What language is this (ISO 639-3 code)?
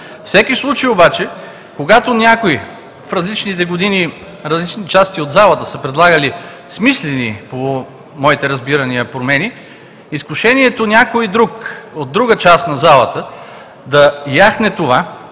bul